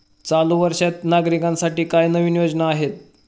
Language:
Marathi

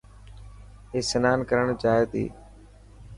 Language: Dhatki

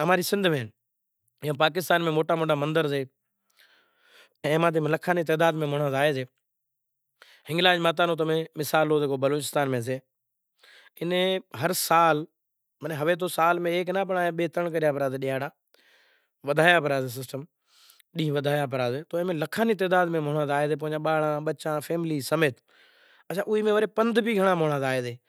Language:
Kachi Koli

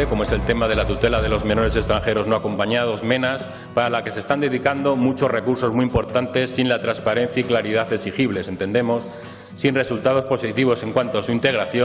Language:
Spanish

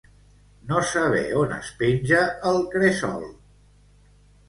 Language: Catalan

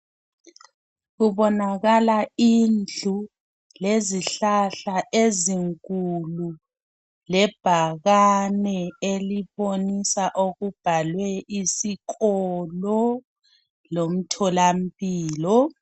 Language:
North Ndebele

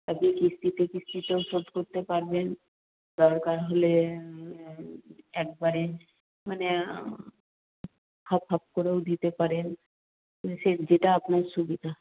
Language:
Bangla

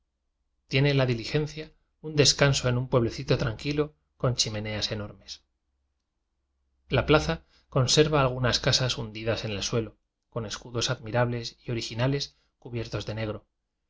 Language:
Spanish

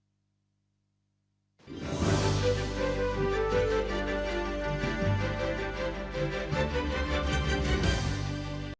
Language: Ukrainian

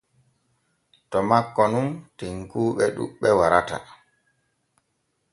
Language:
Borgu Fulfulde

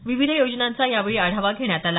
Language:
Marathi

